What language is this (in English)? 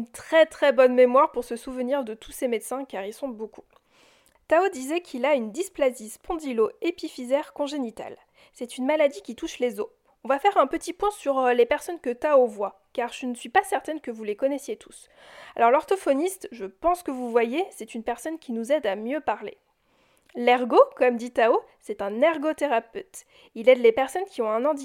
French